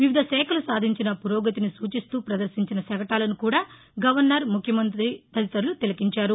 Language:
Telugu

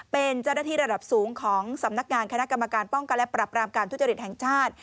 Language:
Thai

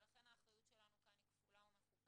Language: Hebrew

